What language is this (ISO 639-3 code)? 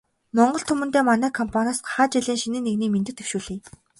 mon